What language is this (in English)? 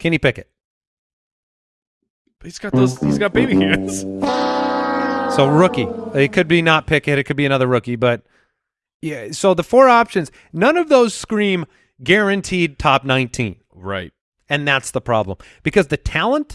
English